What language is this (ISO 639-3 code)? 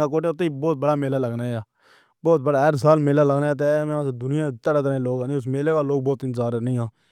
phr